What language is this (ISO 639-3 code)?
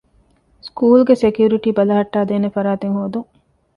div